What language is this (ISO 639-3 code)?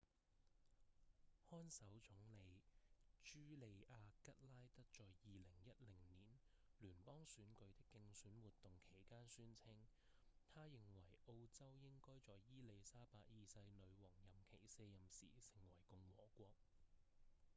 yue